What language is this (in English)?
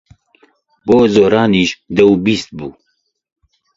Central Kurdish